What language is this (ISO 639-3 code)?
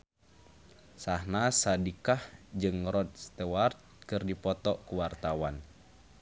sun